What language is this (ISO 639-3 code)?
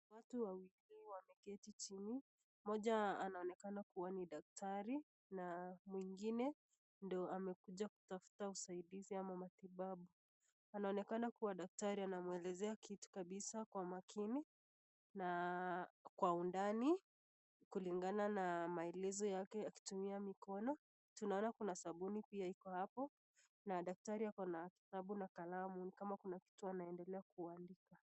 swa